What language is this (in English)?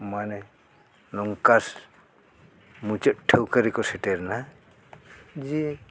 Santali